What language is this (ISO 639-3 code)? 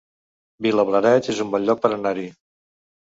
cat